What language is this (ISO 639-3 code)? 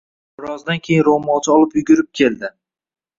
uzb